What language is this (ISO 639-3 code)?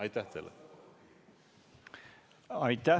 est